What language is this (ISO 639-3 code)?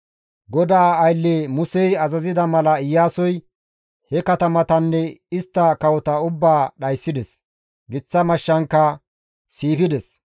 gmv